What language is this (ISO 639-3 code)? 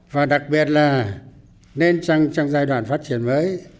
vie